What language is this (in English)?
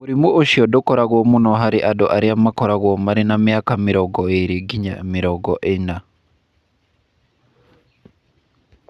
Kikuyu